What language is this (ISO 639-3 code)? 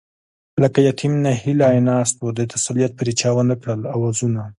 pus